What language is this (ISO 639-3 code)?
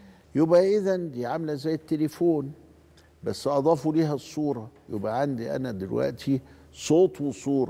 ara